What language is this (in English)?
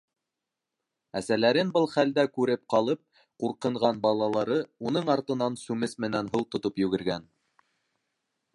Bashkir